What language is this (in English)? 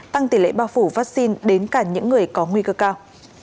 Vietnamese